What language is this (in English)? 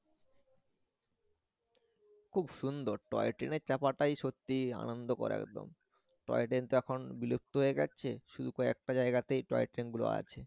Bangla